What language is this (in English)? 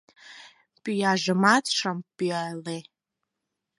Mari